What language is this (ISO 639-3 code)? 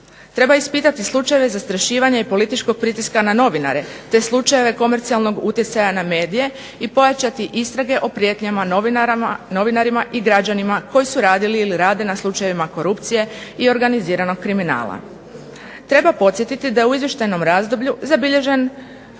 hrv